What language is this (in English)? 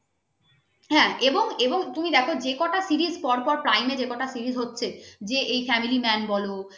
Bangla